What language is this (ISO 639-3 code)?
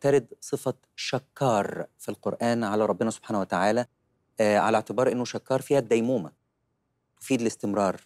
ara